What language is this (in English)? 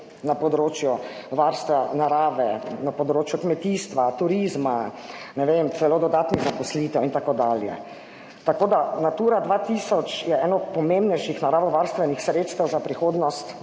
Slovenian